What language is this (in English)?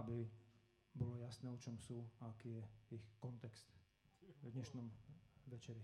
Slovak